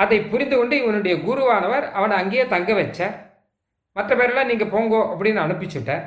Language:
Tamil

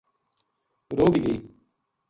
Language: Gujari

